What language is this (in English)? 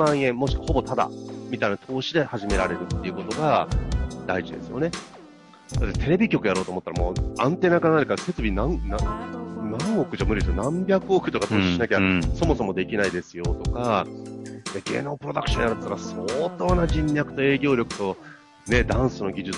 Japanese